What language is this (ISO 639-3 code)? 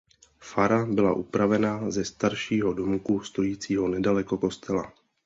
ces